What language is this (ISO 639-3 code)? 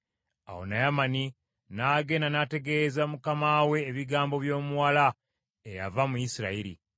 lug